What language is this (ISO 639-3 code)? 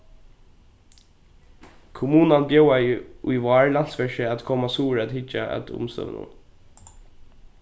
fao